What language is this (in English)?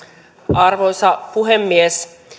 Finnish